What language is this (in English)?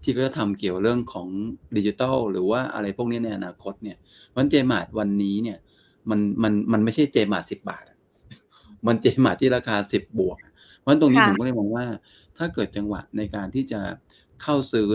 Thai